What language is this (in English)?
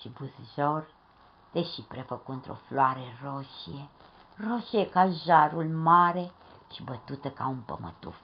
Romanian